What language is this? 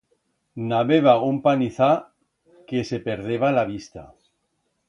Aragonese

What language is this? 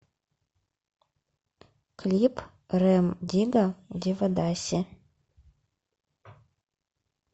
Russian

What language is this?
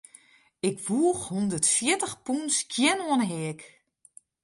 Western Frisian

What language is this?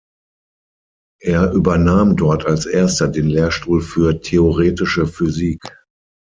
German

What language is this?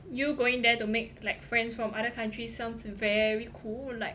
English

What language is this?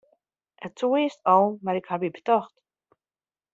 Western Frisian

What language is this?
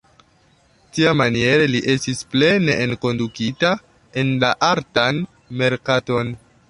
Esperanto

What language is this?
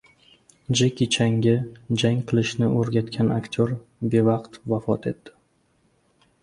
Uzbek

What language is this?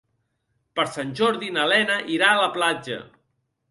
Catalan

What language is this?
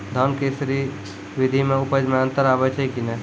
Maithili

